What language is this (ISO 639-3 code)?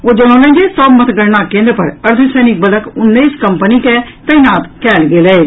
mai